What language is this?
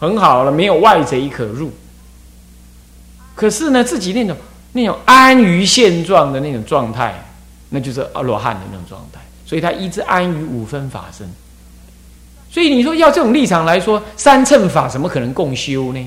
Chinese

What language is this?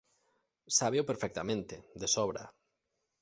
Galician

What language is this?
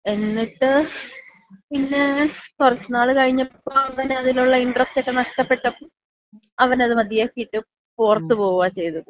Malayalam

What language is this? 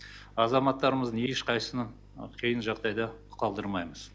Kazakh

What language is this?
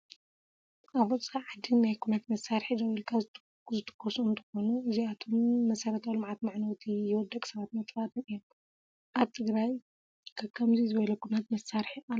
Tigrinya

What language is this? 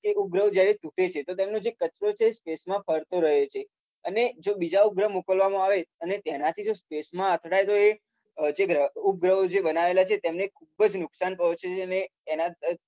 Gujarati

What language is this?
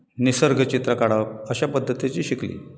Konkani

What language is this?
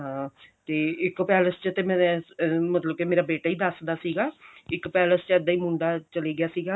Punjabi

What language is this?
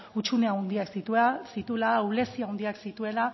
Basque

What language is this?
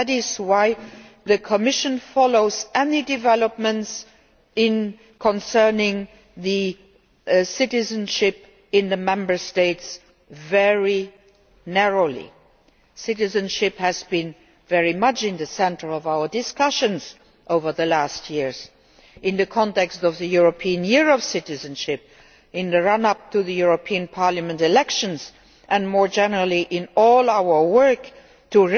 English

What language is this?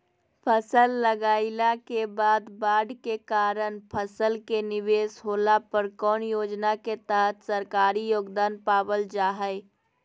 Magahi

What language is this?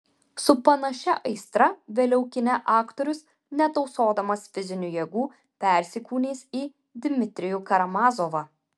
Lithuanian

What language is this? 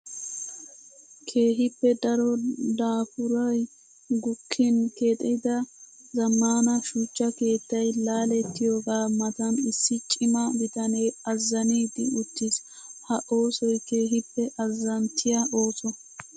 Wolaytta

